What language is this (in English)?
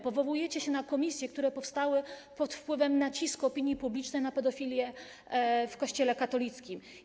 Polish